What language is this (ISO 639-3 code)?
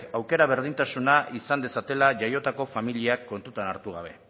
eus